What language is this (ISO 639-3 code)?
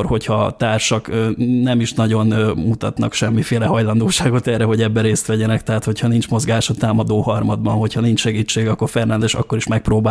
hun